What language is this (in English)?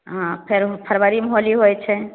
Maithili